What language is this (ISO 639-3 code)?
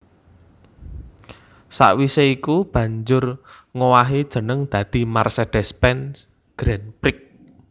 jav